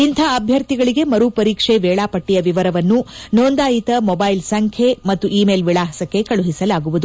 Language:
Kannada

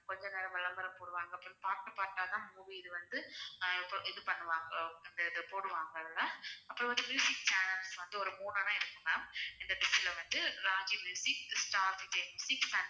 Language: Tamil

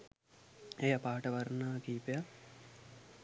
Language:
Sinhala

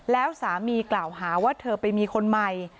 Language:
Thai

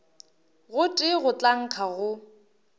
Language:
Northern Sotho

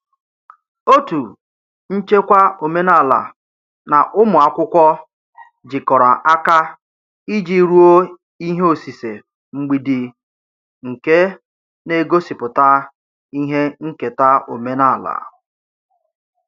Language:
Igbo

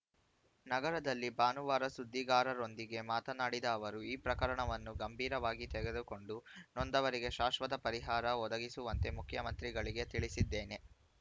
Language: Kannada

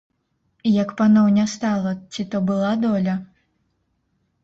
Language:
Belarusian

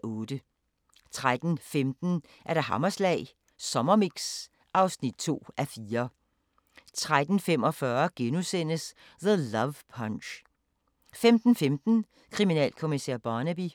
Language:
Danish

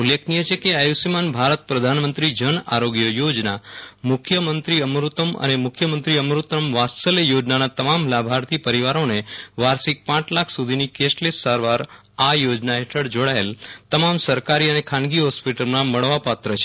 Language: Gujarati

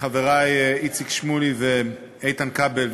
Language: Hebrew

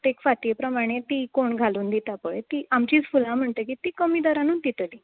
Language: Konkani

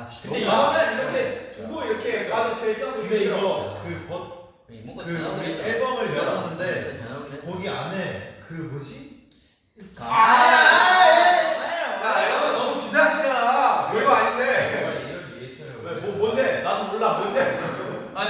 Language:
Korean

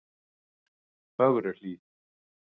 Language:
Icelandic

